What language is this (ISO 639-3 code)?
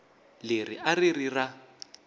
tso